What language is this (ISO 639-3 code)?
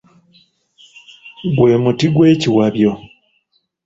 lug